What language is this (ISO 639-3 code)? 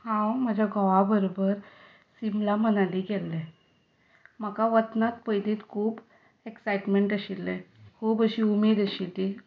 kok